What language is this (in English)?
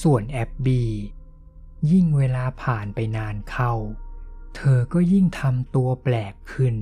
Thai